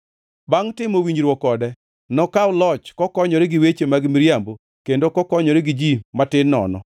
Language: Luo (Kenya and Tanzania)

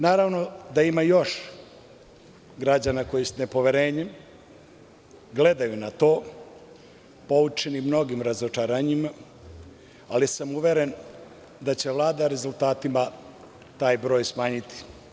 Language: Serbian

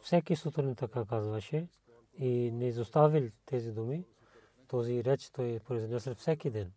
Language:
Bulgarian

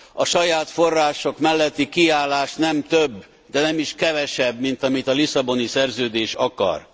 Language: Hungarian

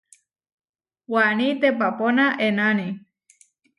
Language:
Huarijio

